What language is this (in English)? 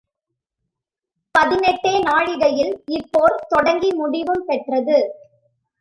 Tamil